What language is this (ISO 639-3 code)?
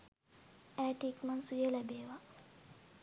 sin